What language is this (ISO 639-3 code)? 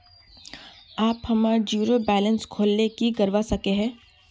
mag